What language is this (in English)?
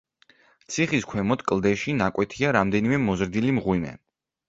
Georgian